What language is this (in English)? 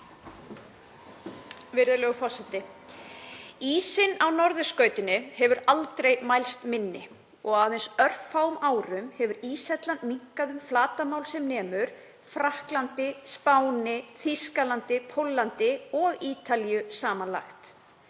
Icelandic